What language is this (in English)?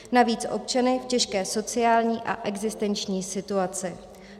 Czech